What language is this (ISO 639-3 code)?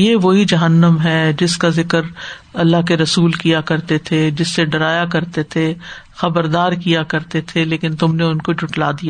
urd